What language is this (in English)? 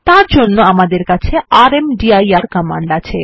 Bangla